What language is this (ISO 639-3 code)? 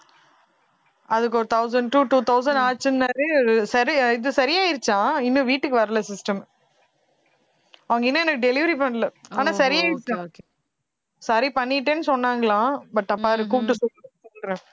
tam